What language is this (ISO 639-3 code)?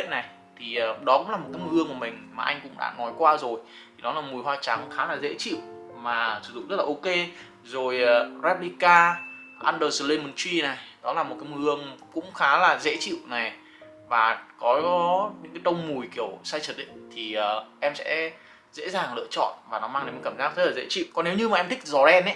vie